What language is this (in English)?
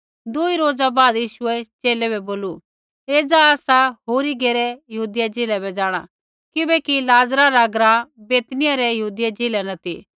Kullu Pahari